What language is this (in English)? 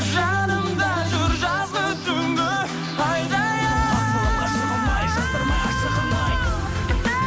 Kazakh